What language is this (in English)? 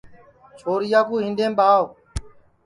Sansi